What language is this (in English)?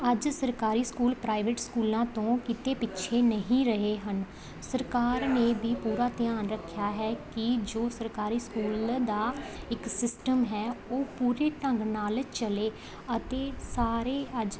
Punjabi